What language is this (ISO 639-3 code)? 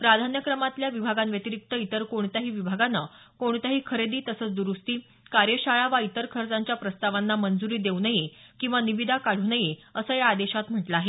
mar